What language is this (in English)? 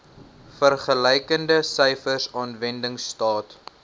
Afrikaans